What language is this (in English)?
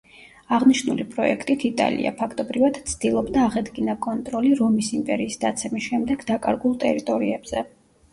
Georgian